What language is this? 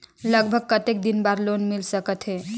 Chhattisgarhi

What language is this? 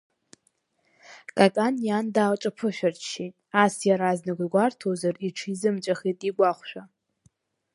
Abkhazian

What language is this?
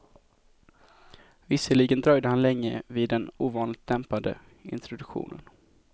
Swedish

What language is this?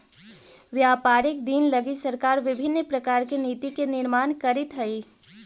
Magahi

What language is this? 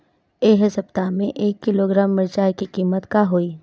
Bhojpuri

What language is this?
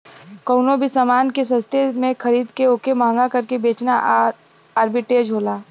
Bhojpuri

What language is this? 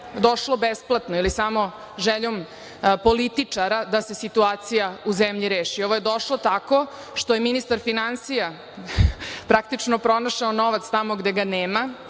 Serbian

